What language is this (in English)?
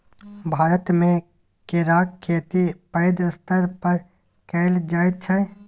Maithili